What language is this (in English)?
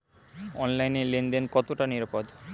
Bangla